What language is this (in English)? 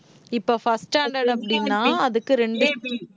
Tamil